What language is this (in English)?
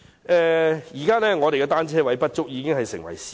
Cantonese